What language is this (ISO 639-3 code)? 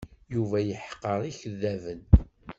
kab